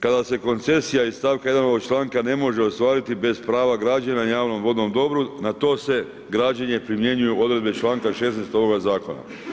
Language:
Croatian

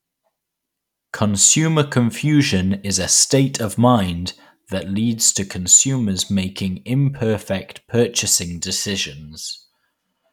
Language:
English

